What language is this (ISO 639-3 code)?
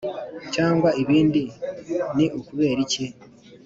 kin